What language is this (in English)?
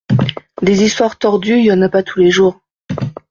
French